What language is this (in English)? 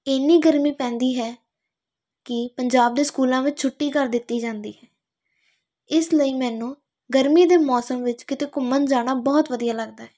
Punjabi